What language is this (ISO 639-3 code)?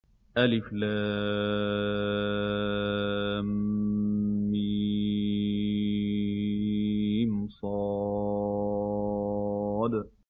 ara